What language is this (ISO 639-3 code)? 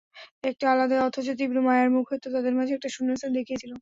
ben